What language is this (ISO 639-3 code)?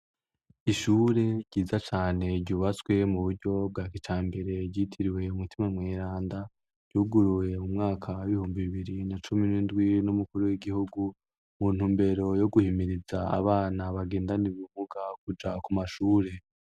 run